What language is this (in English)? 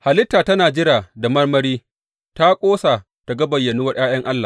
Hausa